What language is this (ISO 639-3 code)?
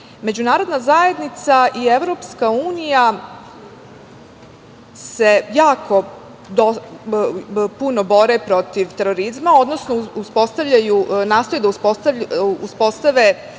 srp